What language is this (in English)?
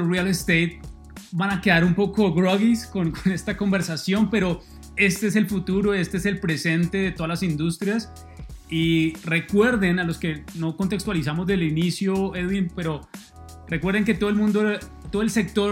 Spanish